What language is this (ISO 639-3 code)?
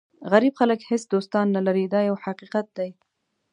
pus